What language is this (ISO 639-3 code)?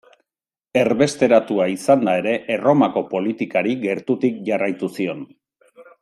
eus